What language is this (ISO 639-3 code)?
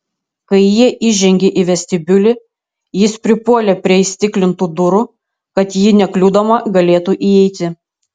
lit